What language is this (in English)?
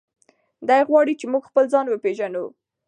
Pashto